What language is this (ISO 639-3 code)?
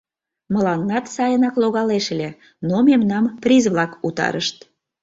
chm